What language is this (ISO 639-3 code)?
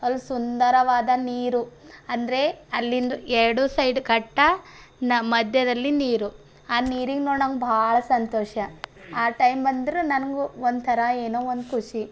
kan